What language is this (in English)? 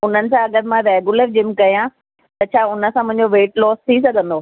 Sindhi